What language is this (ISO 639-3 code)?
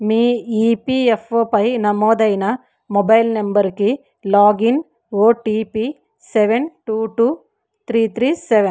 tel